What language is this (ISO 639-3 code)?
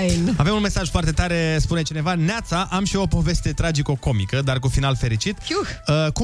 ron